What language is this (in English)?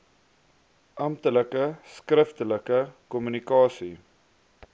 Afrikaans